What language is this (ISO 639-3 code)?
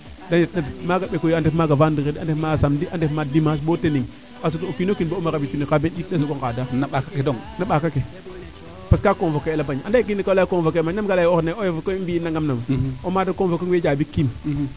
srr